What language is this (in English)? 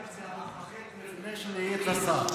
Hebrew